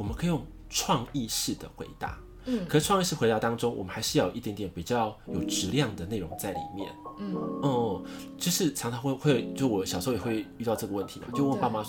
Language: Chinese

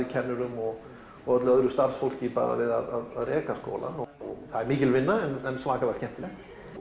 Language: Icelandic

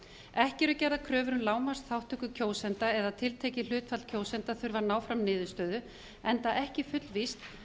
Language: Icelandic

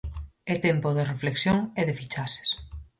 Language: Galician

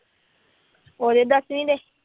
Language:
Punjabi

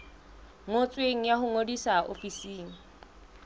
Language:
Southern Sotho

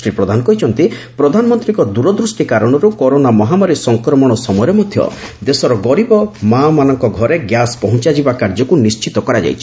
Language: Odia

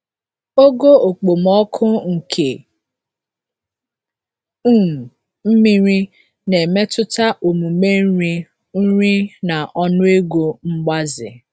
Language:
Igbo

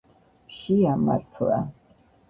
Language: Georgian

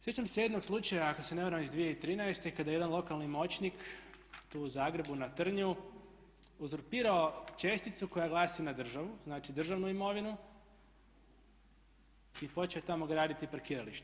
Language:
Croatian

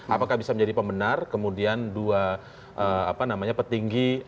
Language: Indonesian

